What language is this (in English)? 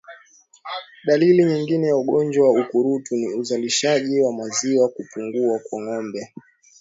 Swahili